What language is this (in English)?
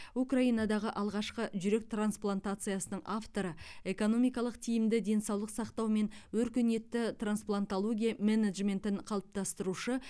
Kazakh